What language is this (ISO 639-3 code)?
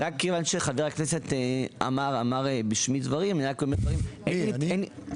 heb